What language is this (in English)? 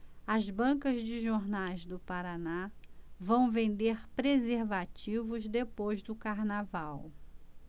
Portuguese